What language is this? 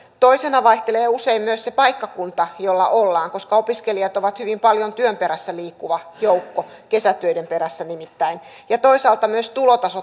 Finnish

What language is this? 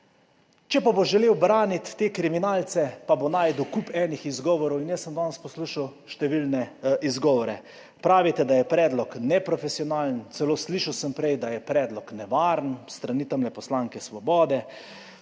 Slovenian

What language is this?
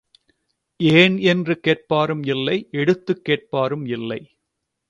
Tamil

